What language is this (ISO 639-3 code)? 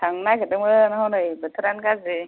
brx